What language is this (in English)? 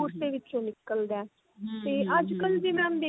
Punjabi